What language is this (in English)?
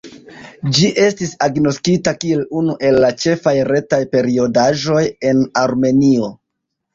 Esperanto